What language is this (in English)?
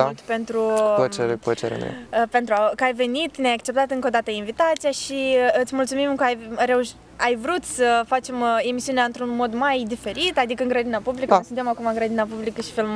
Romanian